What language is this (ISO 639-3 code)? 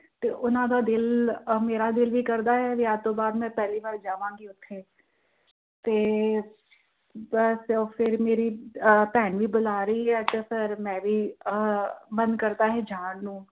pan